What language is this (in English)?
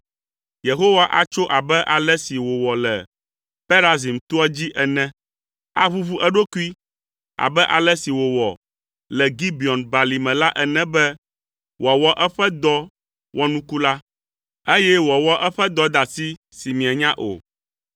Ewe